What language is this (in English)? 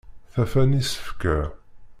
Kabyle